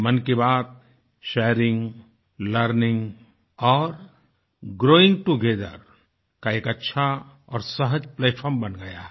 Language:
Hindi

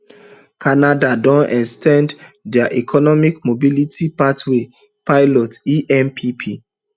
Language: Nigerian Pidgin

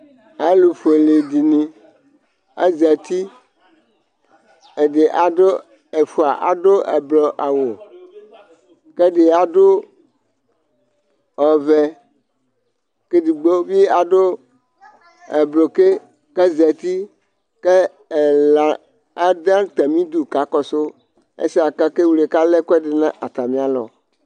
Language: Ikposo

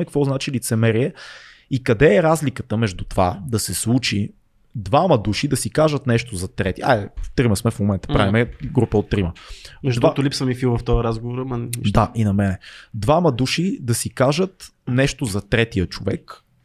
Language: Bulgarian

